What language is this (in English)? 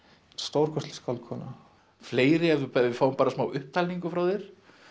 Icelandic